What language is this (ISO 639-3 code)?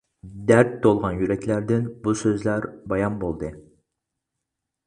uig